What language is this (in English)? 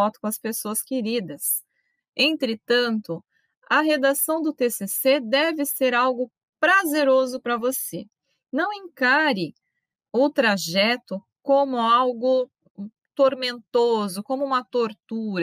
Portuguese